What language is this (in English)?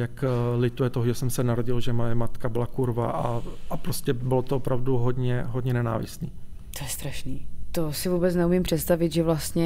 Czech